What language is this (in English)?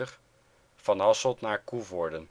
Dutch